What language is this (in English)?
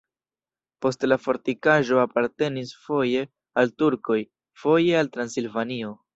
Esperanto